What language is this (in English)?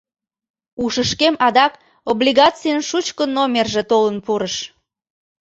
Mari